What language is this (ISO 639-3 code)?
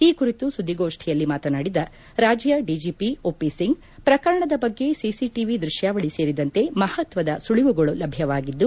kan